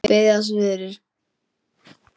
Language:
Icelandic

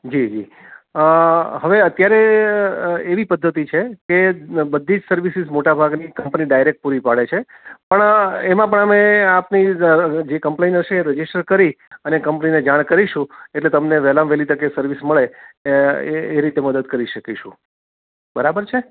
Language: Gujarati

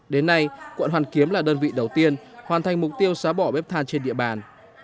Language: Vietnamese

